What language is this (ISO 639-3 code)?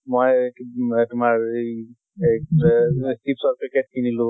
asm